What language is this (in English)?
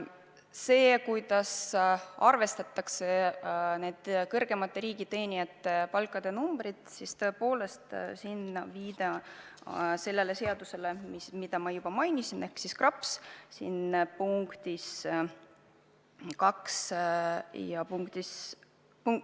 Estonian